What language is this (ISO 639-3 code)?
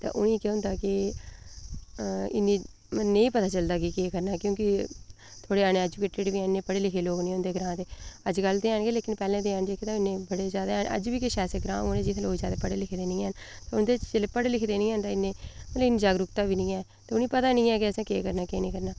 doi